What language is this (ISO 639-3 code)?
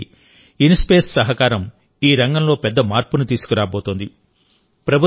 tel